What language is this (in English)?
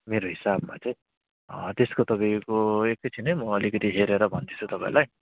Nepali